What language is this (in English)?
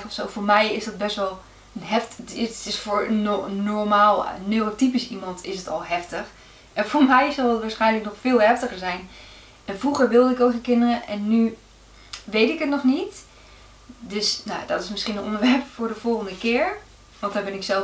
Dutch